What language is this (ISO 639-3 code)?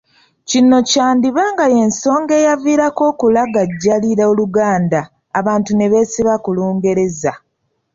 lug